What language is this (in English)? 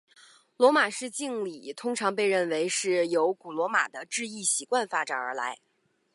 Chinese